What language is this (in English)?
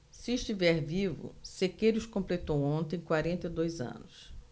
Portuguese